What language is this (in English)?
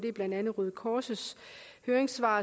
Danish